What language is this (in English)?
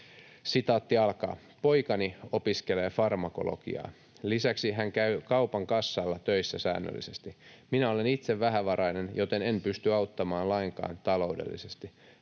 Finnish